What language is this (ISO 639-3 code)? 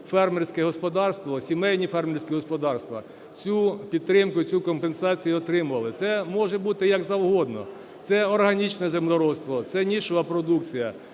ukr